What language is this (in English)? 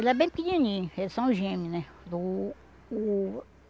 Portuguese